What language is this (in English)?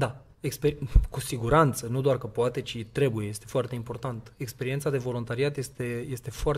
Romanian